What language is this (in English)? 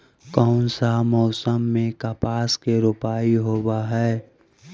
Magahi